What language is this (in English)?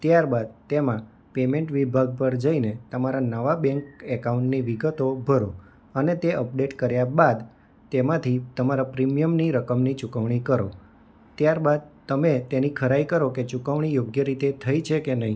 Gujarati